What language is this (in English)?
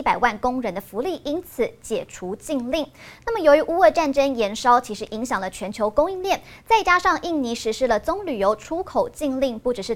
Chinese